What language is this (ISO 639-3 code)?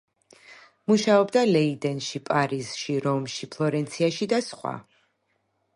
kat